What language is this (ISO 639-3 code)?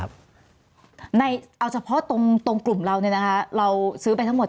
tha